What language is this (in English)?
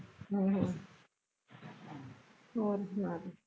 Punjabi